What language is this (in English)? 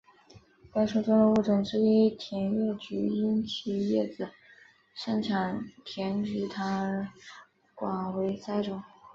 Chinese